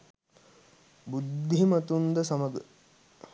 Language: Sinhala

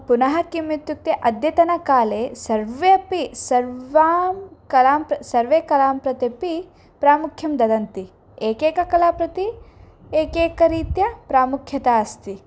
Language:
Sanskrit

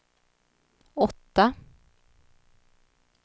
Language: Swedish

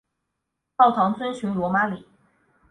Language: Chinese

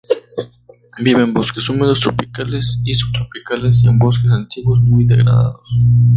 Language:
Spanish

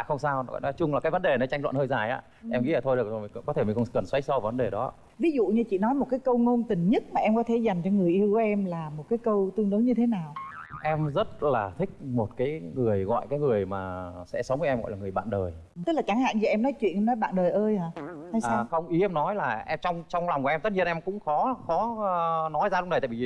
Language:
Vietnamese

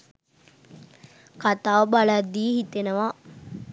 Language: Sinhala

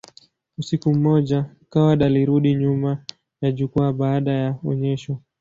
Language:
Swahili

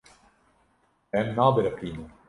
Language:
Kurdish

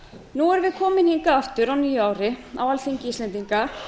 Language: Icelandic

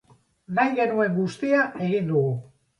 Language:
Basque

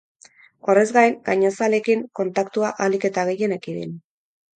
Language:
Basque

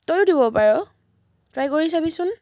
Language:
Assamese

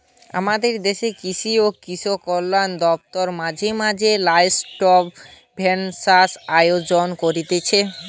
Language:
Bangla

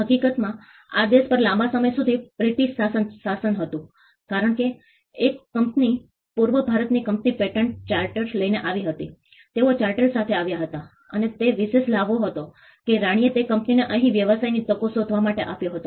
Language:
Gujarati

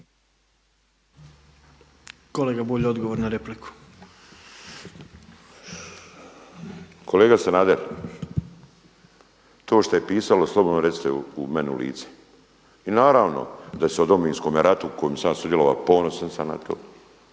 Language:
Croatian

